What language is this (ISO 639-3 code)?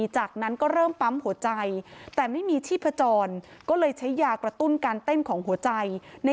tha